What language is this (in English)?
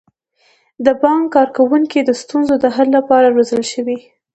Pashto